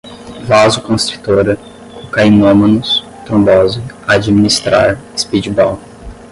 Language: Portuguese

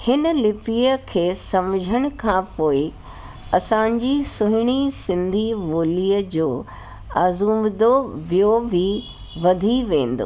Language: Sindhi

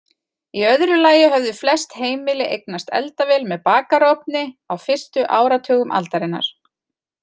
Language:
Icelandic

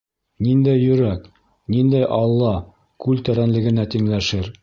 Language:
Bashkir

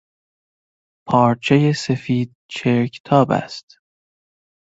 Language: Persian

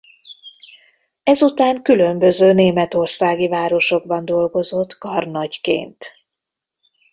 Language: Hungarian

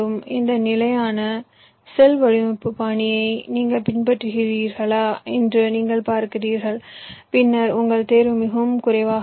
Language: Tamil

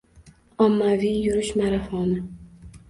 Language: Uzbek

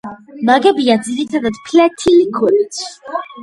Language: Georgian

